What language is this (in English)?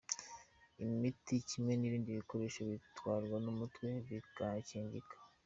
Kinyarwanda